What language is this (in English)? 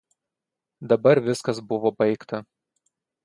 Lithuanian